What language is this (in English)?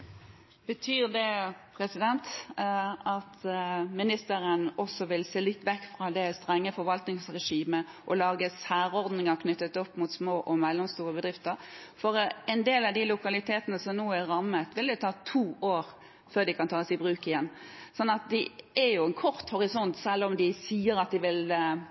Norwegian